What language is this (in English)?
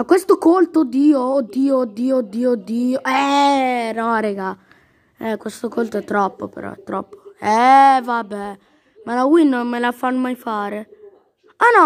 Italian